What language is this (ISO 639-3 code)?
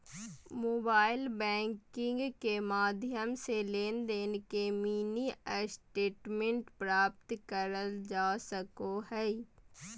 mag